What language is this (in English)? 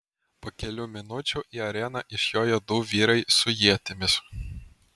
Lithuanian